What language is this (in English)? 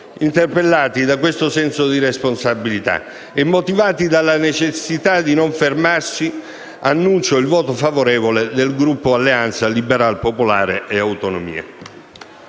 Italian